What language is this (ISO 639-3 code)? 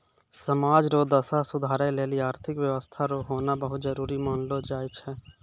mai